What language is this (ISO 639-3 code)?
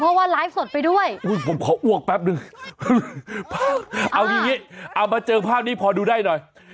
tha